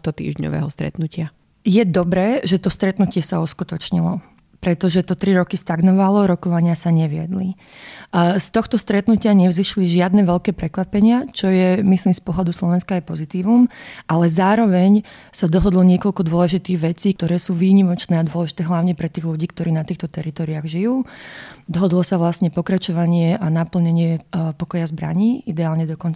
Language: Slovak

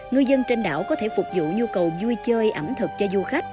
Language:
Vietnamese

